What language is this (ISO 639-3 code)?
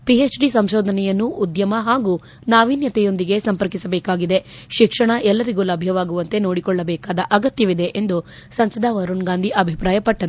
kan